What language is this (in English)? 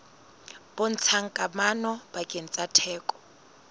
Southern Sotho